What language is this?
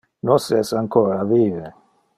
Interlingua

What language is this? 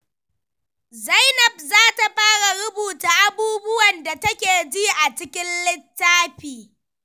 Hausa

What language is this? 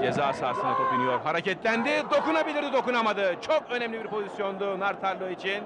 Turkish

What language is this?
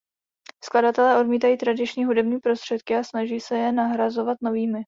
Czech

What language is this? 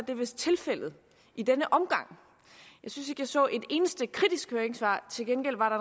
Danish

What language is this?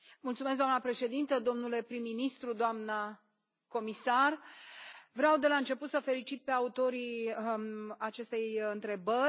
Romanian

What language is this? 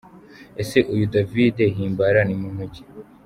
Kinyarwanda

